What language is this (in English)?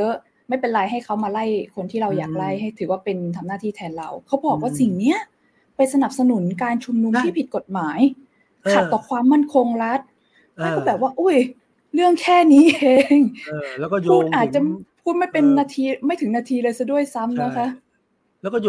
Thai